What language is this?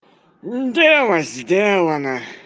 Russian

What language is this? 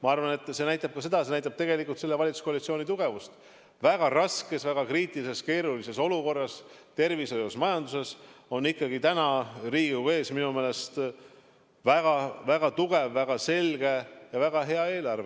Estonian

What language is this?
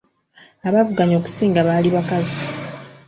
Ganda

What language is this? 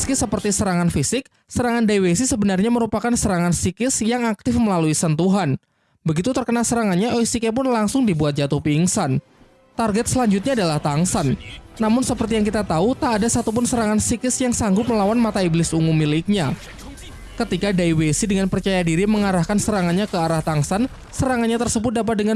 Indonesian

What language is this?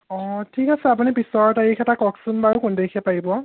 Assamese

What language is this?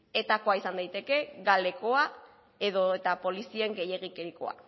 Basque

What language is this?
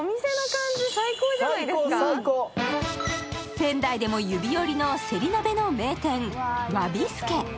Japanese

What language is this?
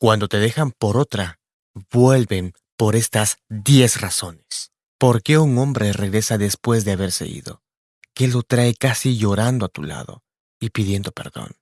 Spanish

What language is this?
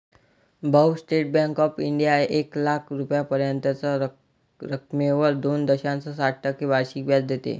Marathi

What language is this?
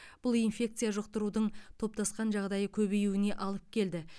Kazakh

